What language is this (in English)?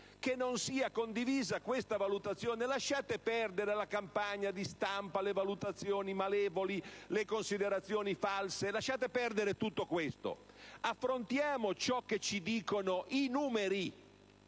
Italian